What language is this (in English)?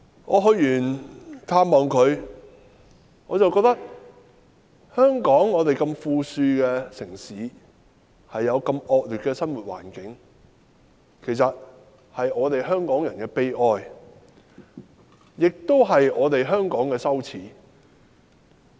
Cantonese